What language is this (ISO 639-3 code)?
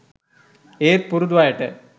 sin